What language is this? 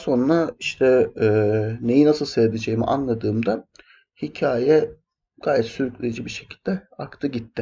Turkish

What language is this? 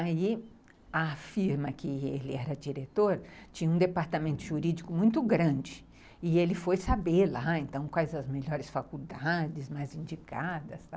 Portuguese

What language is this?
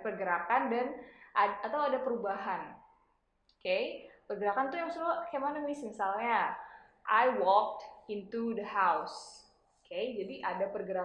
Indonesian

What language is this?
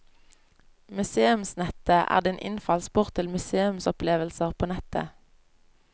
Norwegian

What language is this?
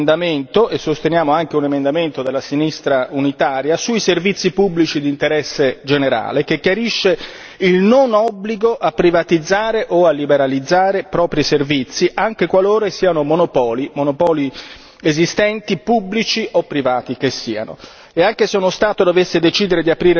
Italian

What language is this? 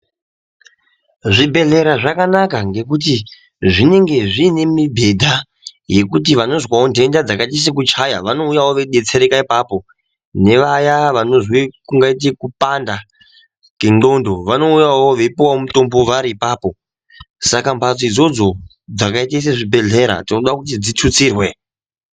Ndau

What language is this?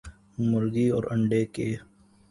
Urdu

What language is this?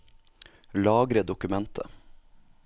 Norwegian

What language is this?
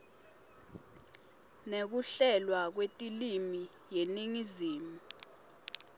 Swati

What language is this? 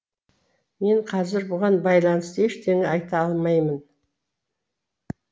Kazakh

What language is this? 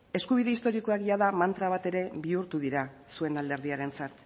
Basque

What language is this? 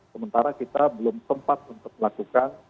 Indonesian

